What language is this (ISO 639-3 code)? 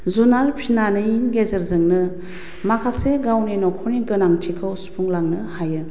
brx